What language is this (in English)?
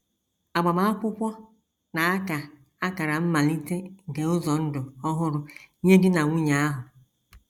Igbo